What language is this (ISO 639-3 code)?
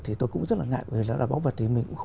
vie